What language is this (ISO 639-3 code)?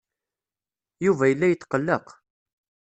kab